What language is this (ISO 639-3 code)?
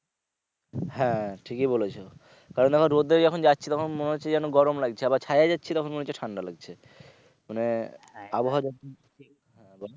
ben